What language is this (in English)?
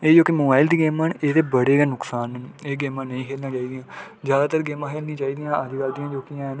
Dogri